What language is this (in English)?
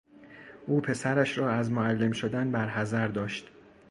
Persian